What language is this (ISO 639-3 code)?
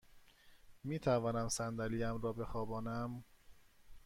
fas